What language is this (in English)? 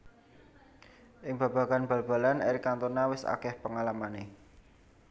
Javanese